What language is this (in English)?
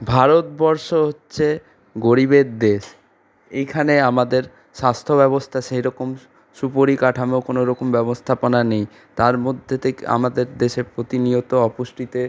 Bangla